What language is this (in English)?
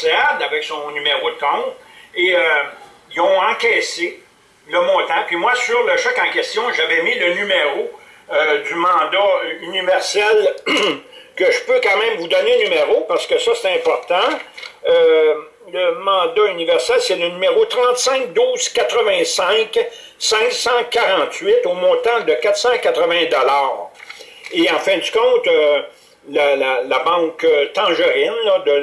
French